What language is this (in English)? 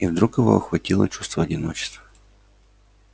Russian